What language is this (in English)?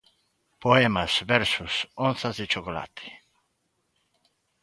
Galician